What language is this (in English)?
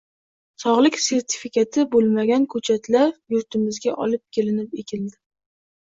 Uzbek